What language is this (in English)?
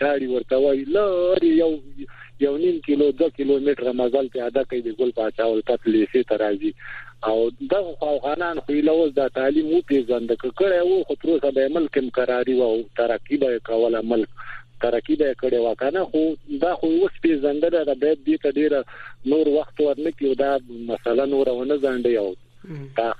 Persian